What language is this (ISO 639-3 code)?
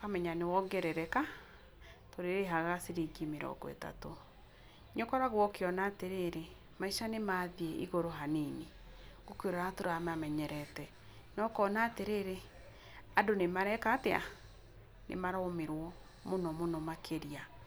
kik